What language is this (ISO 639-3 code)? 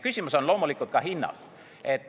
est